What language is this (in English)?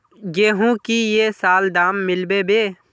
Magahi